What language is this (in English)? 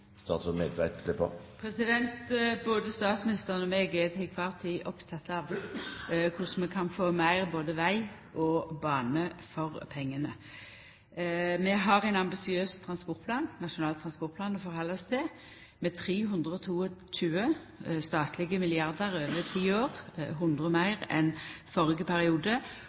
Norwegian Nynorsk